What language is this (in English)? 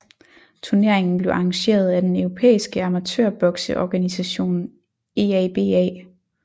Danish